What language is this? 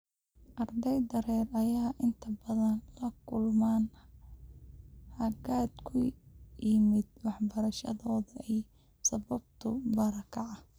Somali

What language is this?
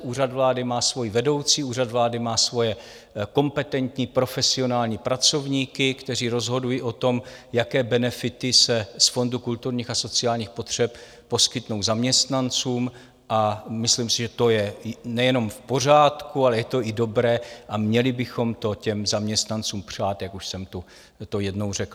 Czech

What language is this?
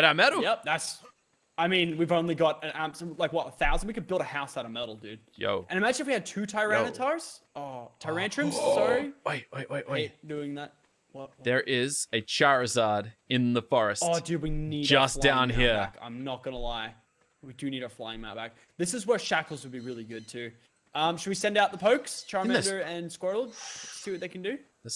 English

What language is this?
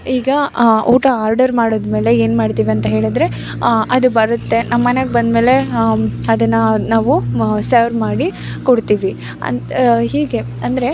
Kannada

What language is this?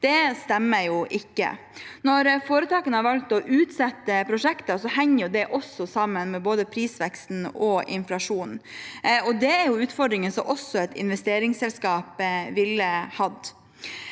Norwegian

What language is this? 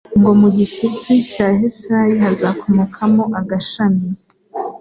Kinyarwanda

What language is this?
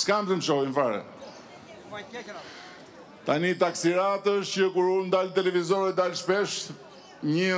Romanian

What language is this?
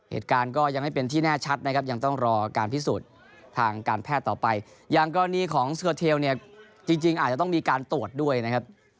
Thai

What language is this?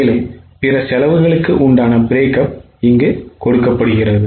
Tamil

